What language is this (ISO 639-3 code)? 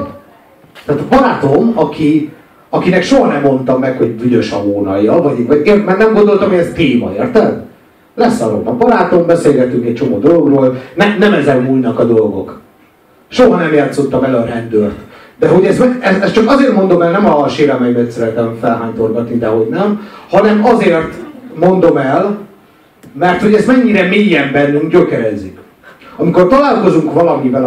hun